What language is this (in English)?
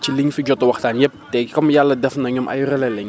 Wolof